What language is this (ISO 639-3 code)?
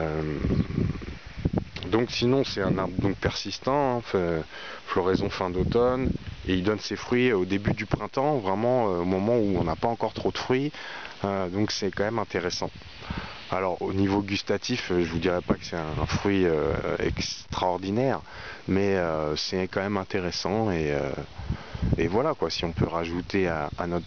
fra